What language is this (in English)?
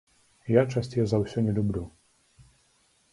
Belarusian